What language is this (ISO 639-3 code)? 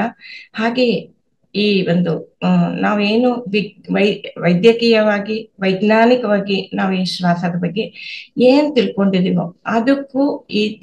kan